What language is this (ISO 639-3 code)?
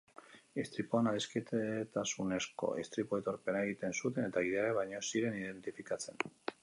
eus